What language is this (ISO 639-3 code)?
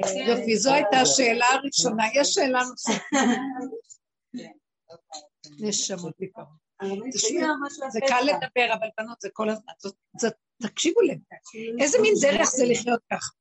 heb